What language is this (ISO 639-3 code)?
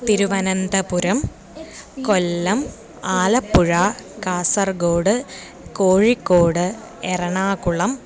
san